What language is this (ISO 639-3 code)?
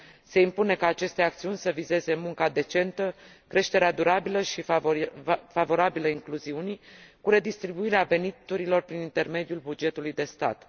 ron